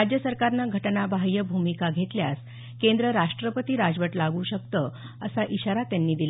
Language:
Marathi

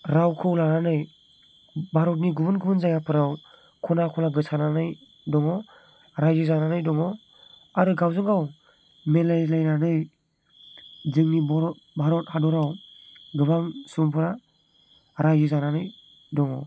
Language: Bodo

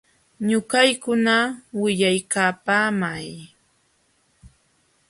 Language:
Jauja Wanca Quechua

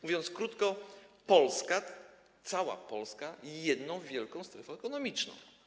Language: Polish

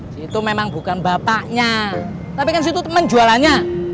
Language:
Indonesian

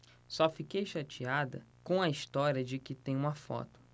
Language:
Portuguese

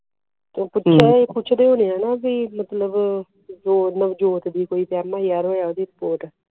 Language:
Punjabi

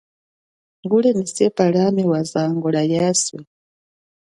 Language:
Chokwe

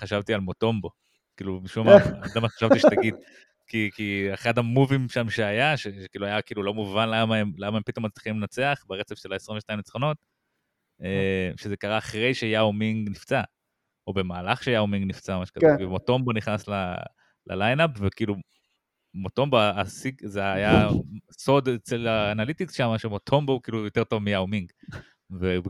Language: Hebrew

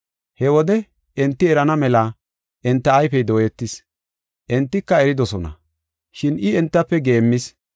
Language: Gofa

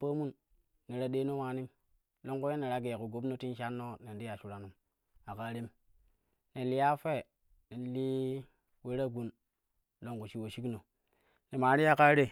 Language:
Kushi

